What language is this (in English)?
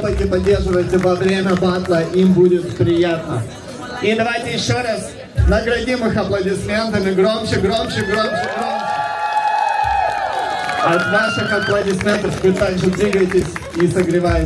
Russian